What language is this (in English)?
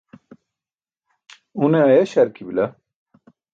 Burushaski